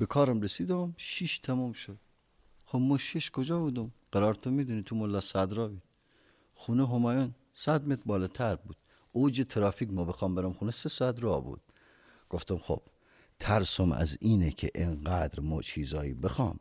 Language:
Persian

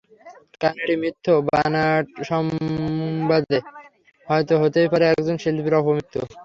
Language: Bangla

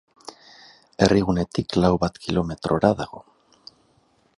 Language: Basque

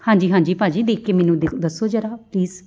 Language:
Punjabi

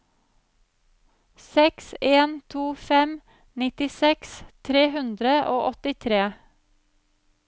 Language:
Norwegian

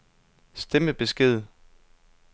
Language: Danish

